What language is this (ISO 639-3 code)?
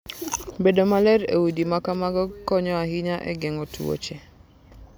luo